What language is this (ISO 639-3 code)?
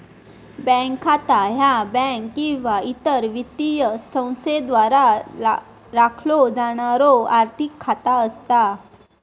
mar